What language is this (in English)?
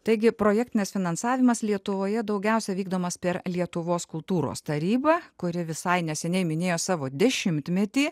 Lithuanian